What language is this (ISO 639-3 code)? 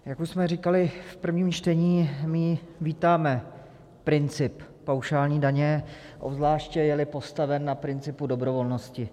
ces